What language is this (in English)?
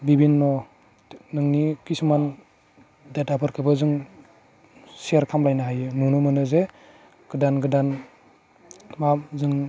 Bodo